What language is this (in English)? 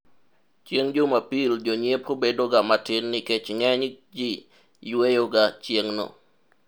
Luo (Kenya and Tanzania)